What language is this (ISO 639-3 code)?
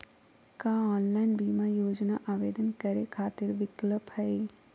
mag